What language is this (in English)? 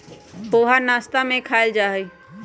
Magahi